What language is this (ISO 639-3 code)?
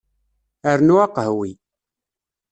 kab